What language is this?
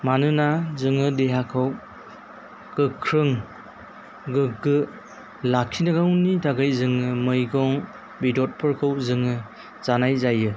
Bodo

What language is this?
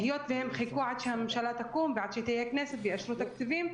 Hebrew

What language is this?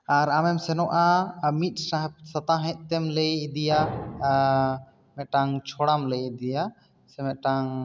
Santali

